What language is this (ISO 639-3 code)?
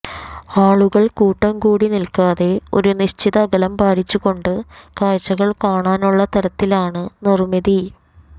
mal